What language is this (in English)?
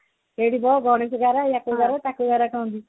Odia